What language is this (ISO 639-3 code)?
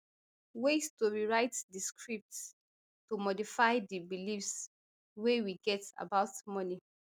pcm